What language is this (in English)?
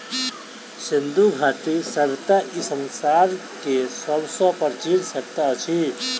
Maithili